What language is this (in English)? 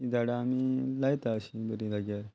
Konkani